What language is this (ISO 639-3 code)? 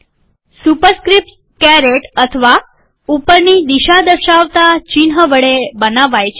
guj